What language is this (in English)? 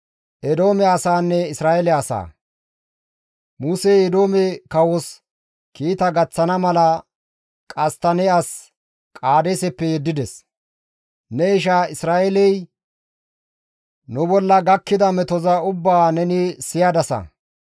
Gamo